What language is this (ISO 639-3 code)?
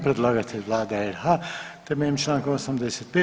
hrv